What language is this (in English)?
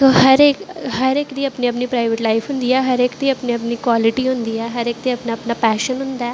Dogri